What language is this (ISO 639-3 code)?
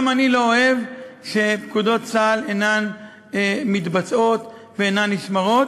heb